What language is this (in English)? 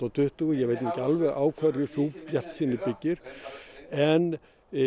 Icelandic